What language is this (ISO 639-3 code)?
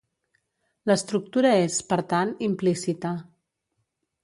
cat